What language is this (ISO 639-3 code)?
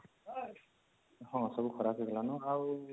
ori